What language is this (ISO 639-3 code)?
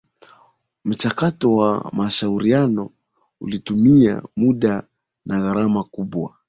swa